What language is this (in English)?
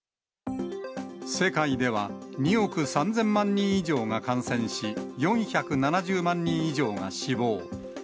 Japanese